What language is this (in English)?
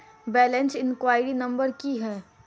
Maithili